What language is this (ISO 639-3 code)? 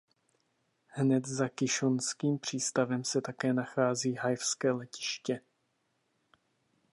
ces